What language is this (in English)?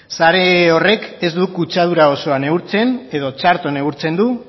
Basque